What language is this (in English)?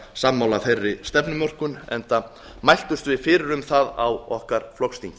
Icelandic